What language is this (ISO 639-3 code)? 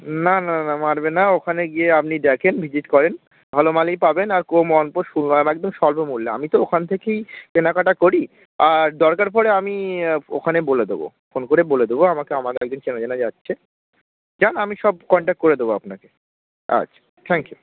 ben